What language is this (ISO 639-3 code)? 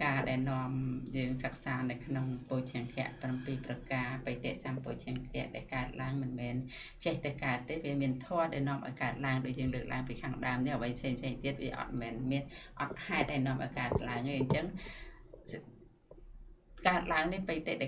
vie